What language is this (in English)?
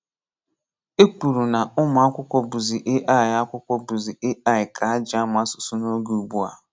Igbo